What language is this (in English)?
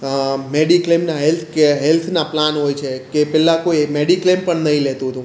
Gujarati